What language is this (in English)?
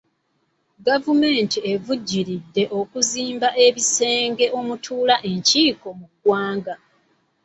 Ganda